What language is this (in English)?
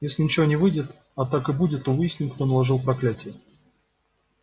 Russian